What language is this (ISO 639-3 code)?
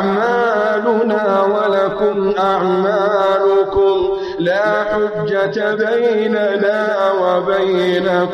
ara